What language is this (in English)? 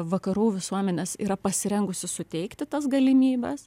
Lithuanian